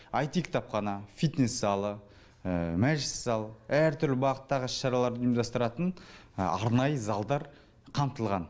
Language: Kazakh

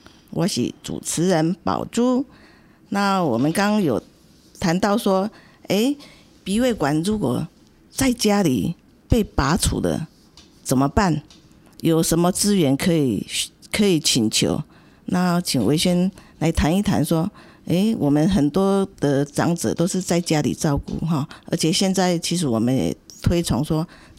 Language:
Chinese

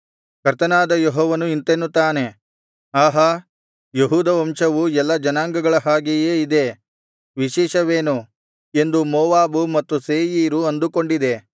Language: Kannada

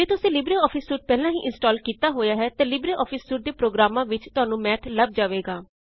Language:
Punjabi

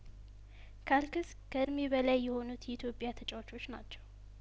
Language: Amharic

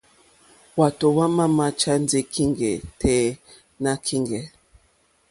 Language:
Mokpwe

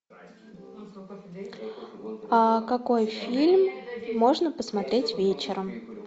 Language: Russian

